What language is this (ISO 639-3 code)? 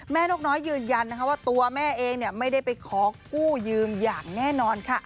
tha